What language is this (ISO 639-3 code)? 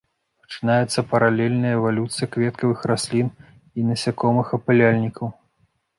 bel